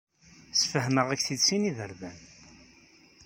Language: Kabyle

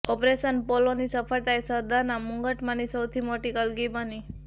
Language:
Gujarati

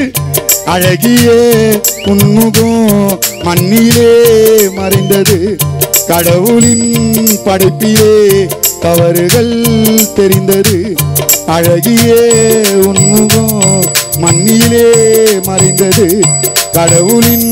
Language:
Tamil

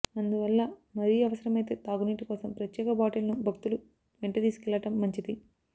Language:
Telugu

